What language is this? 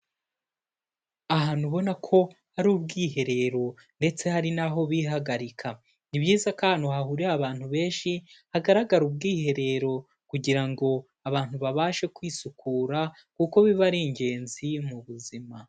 Kinyarwanda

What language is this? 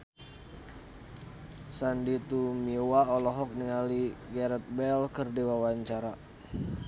Sundanese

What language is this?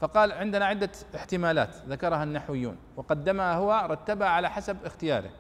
Arabic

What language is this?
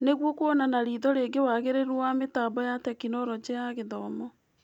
Kikuyu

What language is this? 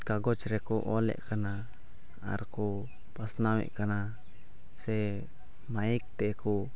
Santali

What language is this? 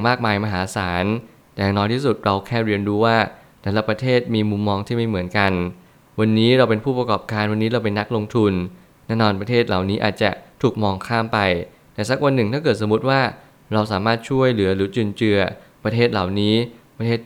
Thai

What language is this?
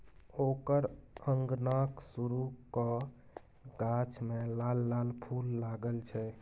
Maithili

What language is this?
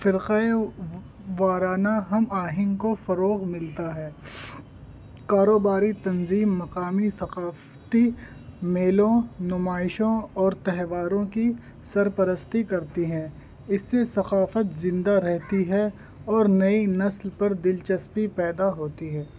Urdu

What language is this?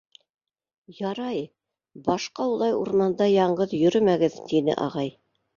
Bashkir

